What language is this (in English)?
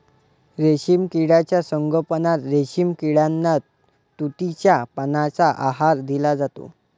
Marathi